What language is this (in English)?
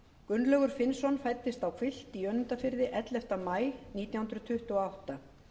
Icelandic